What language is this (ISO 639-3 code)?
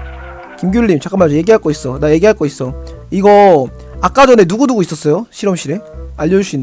kor